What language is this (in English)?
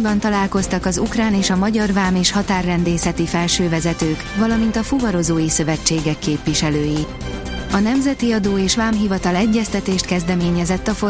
Hungarian